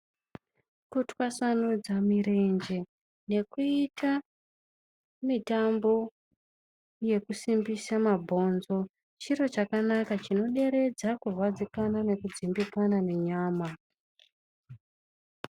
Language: Ndau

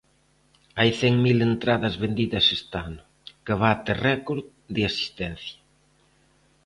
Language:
Galician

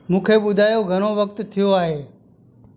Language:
Sindhi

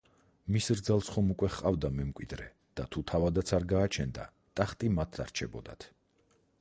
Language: Georgian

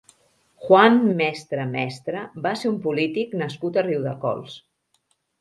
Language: Catalan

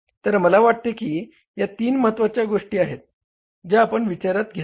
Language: Marathi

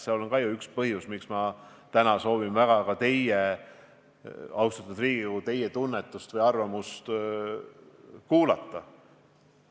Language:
Estonian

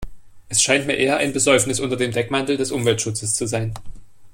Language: German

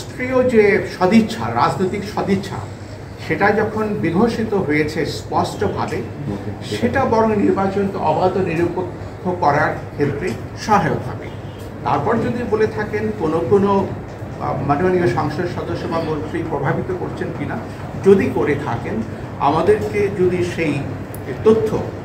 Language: Bangla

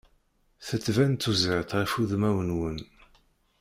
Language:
Kabyle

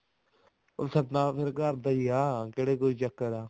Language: Punjabi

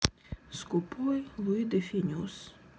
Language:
Russian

